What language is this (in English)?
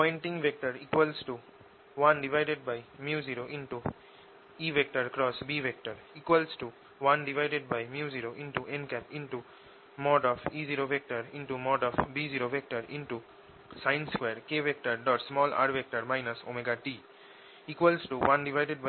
Bangla